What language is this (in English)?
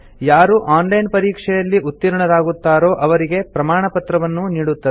Kannada